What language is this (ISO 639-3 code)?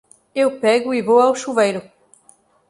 por